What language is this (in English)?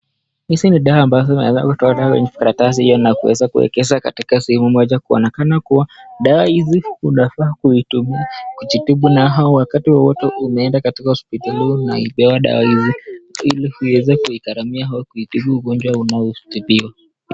Swahili